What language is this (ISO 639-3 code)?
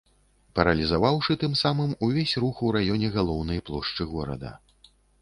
bel